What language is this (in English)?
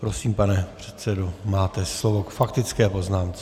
Czech